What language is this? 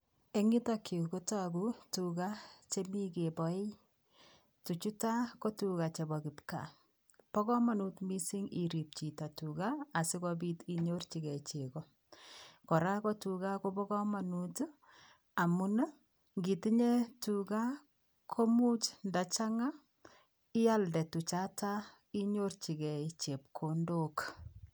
Kalenjin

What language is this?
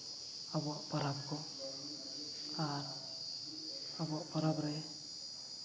Santali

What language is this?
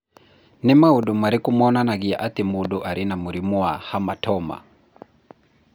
Kikuyu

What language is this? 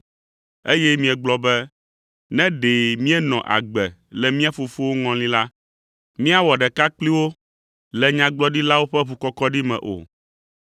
Ewe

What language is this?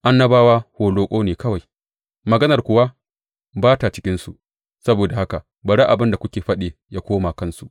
Hausa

